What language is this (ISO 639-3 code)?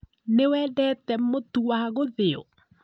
kik